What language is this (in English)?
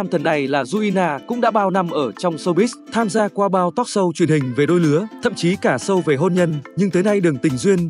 Vietnamese